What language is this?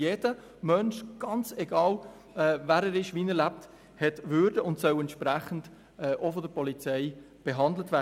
Swiss German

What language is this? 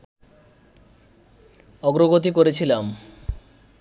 Bangla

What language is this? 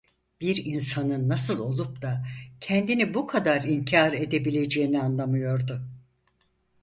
Turkish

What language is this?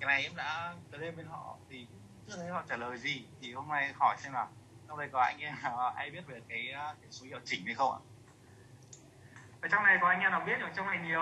Vietnamese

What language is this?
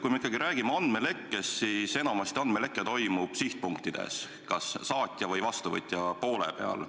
Estonian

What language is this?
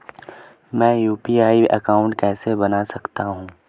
Hindi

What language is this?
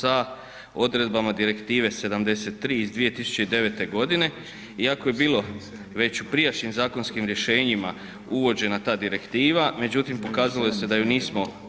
Croatian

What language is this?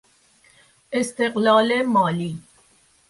Persian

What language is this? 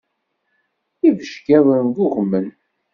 Kabyle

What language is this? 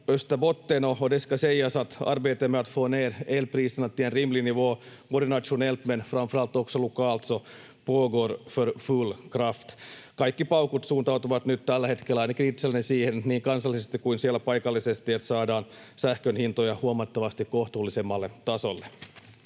Finnish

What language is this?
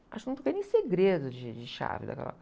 Portuguese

